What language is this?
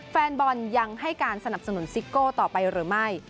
Thai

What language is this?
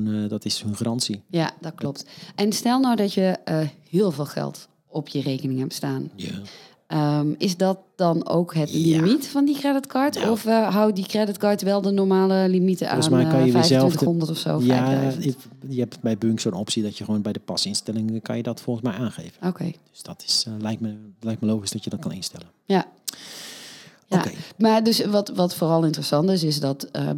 Dutch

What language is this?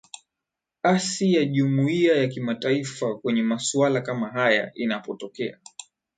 Swahili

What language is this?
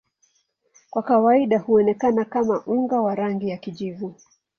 Swahili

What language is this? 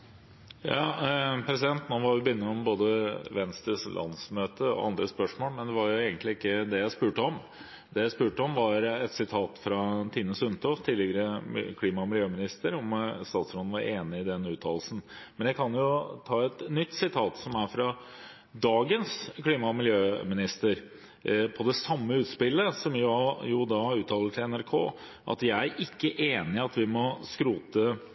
Norwegian Bokmål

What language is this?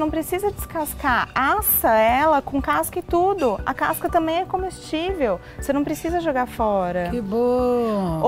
Portuguese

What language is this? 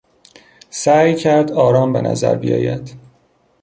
Persian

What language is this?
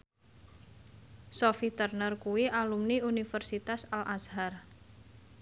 Javanese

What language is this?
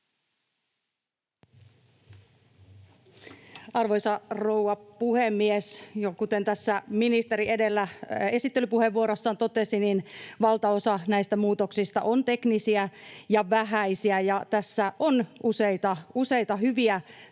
Finnish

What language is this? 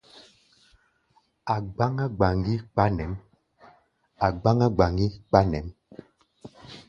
Gbaya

